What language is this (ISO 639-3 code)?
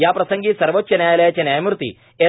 mar